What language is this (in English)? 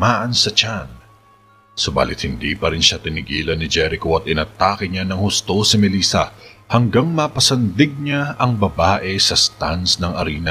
Filipino